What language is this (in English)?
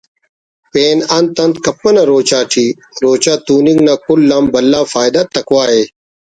Brahui